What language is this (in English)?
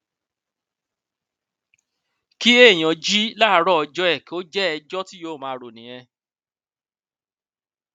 Yoruba